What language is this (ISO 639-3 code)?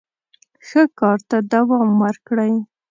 pus